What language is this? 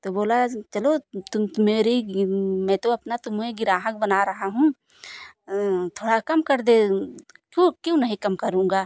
Hindi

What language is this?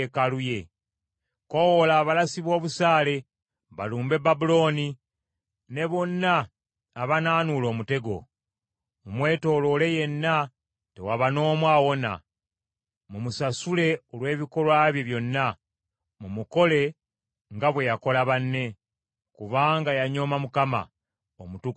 Ganda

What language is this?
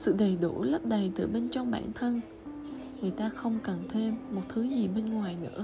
Vietnamese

